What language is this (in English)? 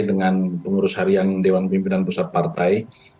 Indonesian